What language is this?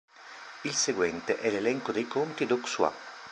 Italian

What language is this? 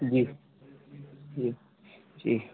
Urdu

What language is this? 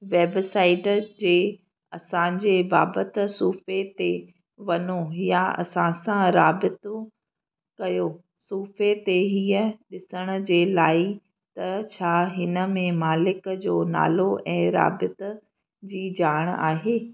Sindhi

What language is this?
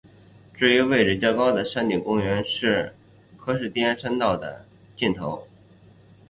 Chinese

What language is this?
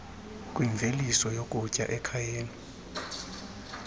Xhosa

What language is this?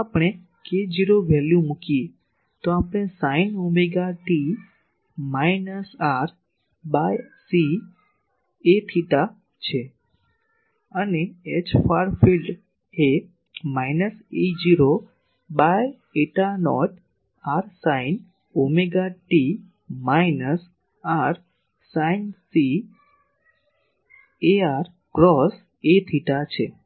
Gujarati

